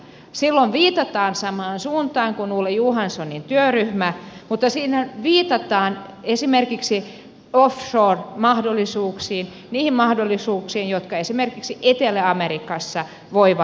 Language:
Finnish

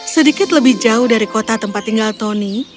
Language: Indonesian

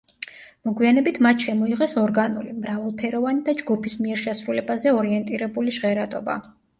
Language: Georgian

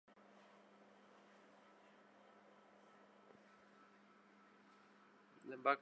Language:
Urdu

